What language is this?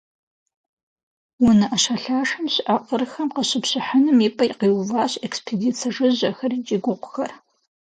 Kabardian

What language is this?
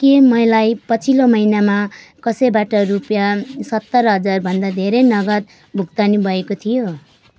Nepali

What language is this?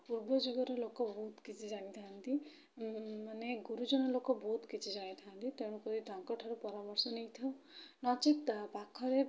Odia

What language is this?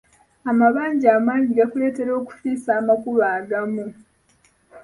Ganda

